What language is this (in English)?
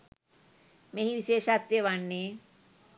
Sinhala